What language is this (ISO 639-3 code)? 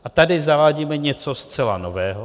ces